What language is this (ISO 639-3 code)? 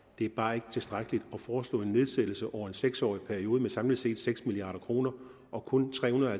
dan